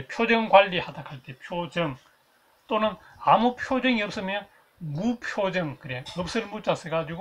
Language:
Korean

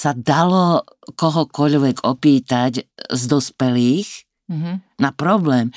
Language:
Slovak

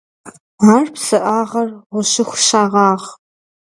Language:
Kabardian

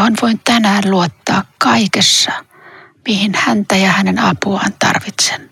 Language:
Finnish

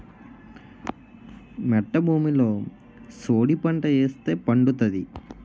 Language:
Telugu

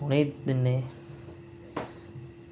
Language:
Dogri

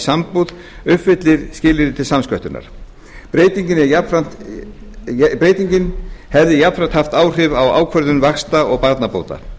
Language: Icelandic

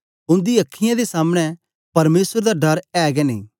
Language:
Dogri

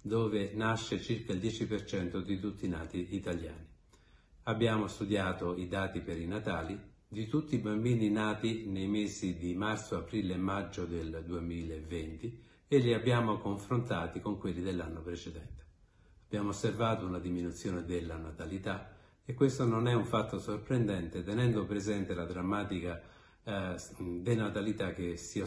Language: Italian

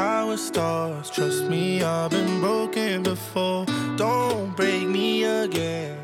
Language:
Danish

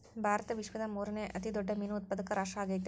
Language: Kannada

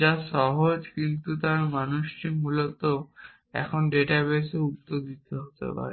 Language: Bangla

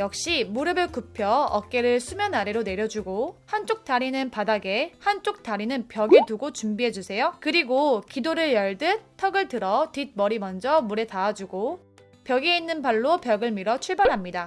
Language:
Korean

